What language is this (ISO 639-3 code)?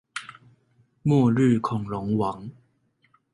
zho